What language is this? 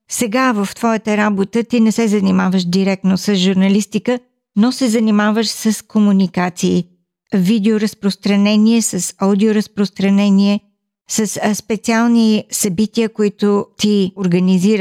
Bulgarian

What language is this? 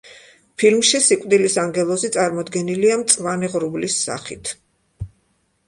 Georgian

